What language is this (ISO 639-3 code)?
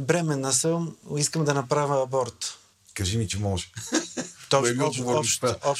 bul